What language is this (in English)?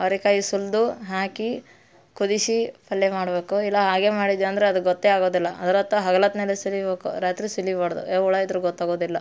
Kannada